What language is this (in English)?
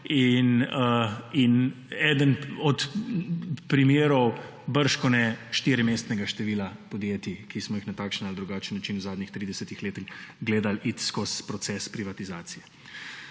Slovenian